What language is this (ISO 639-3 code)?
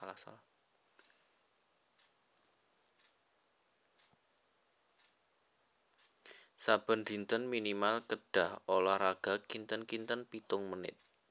jav